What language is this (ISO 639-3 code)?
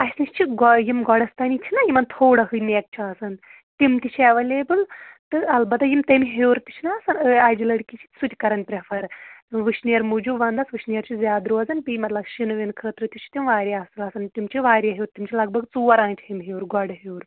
kas